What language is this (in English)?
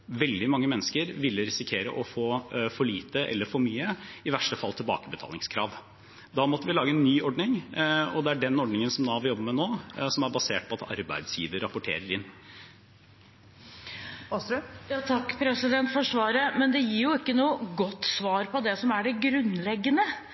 Norwegian